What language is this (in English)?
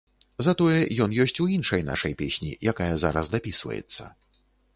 Belarusian